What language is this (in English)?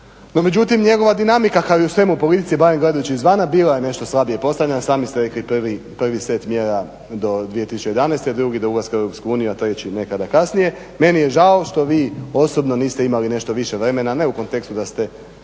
Croatian